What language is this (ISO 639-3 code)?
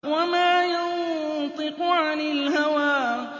ara